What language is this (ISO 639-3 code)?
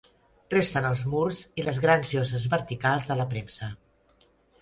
cat